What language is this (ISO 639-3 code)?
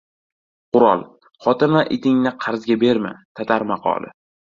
uzb